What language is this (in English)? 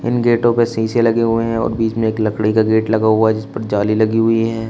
Hindi